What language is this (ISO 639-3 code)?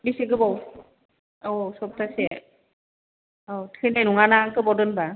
brx